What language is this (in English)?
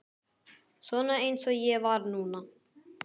Icelandic